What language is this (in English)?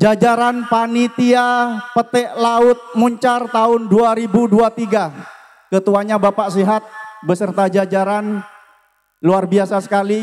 Indonesian